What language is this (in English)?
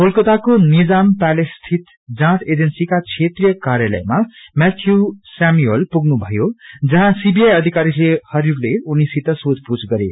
Nepali